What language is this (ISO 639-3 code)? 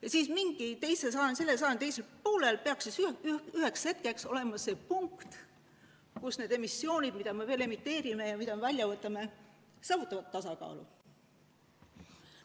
est